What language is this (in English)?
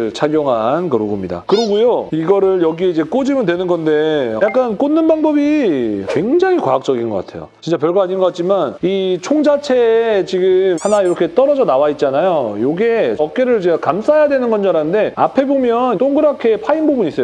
Korean